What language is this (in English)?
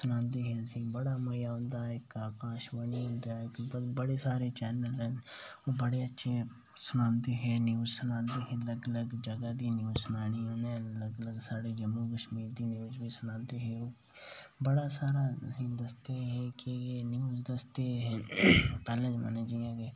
Dogri